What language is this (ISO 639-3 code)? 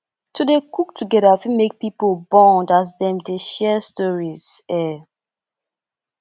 pcm